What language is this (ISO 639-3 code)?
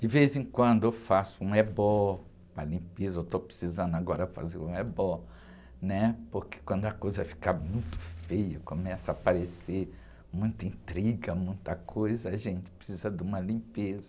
por